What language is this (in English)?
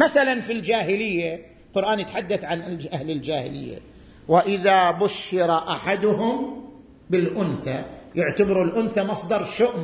Arabic